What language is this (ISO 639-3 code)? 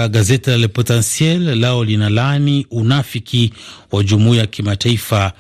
swa